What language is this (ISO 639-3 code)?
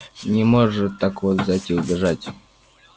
rus